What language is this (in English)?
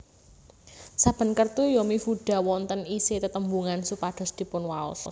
Javanese